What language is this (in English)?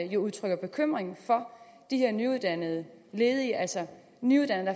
Danish